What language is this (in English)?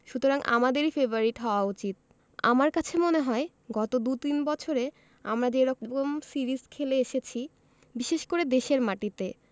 Bangla